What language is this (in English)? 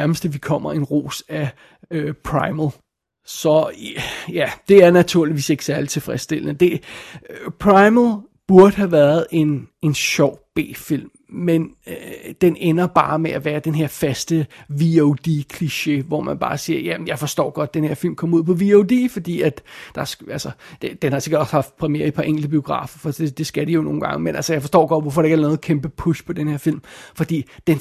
Danish